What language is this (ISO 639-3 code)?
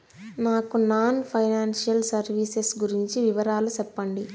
tel